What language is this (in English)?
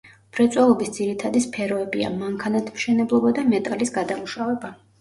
Georgian